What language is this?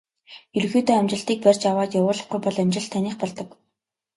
Mongolian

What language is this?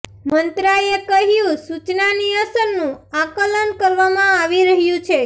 Gujarati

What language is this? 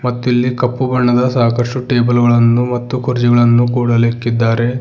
Kannada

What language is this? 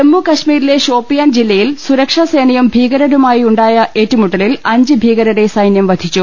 Malayalam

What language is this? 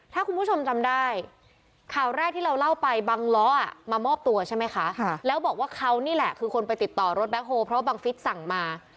Thai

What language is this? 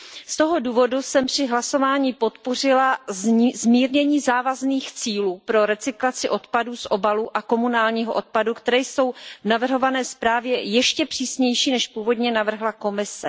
Czech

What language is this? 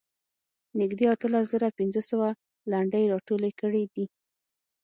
Pashto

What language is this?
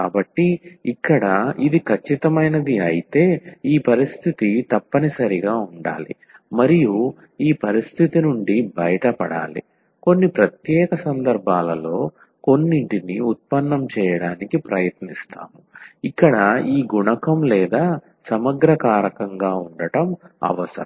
Telugu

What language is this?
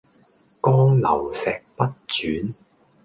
Cantonese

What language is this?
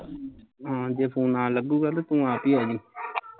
Punjabi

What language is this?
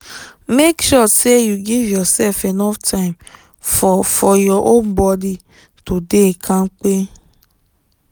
Nigerian Pidgin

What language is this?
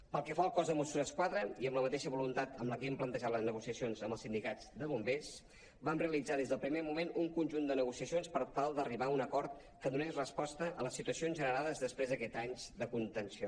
Catalan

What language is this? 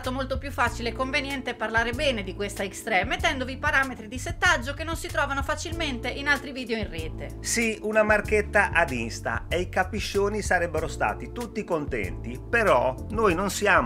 Italian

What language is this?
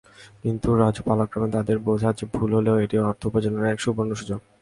Bangla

